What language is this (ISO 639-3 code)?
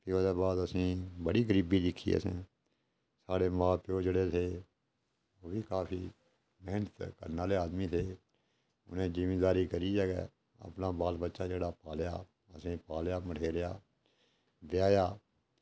doi